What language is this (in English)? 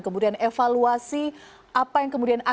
Indonesian